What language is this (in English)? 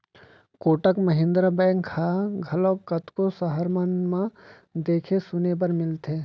Chhattisgarhi